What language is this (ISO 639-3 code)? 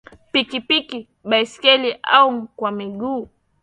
swa